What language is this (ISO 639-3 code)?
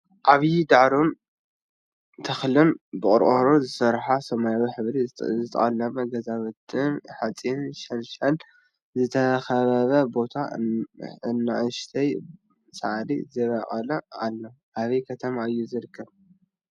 tir